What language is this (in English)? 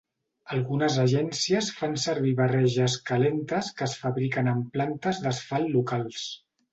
Catalan